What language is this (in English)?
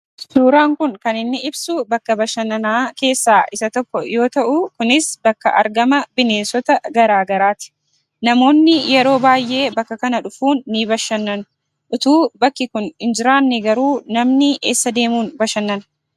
Oromo